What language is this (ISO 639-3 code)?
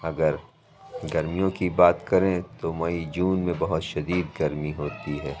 urd